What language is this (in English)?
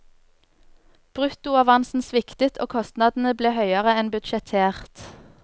Norwegian